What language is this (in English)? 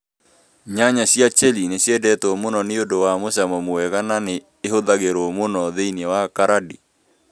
Kikuyu